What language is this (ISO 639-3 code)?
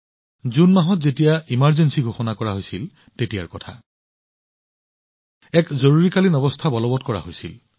asm